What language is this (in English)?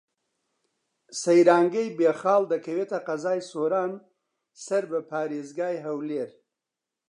Central Kurdish